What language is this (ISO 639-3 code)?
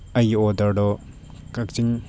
mni